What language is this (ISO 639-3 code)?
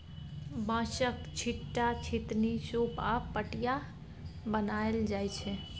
mai